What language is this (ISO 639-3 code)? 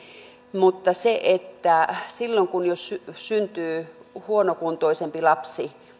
fin